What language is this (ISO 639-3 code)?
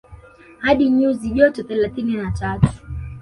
swa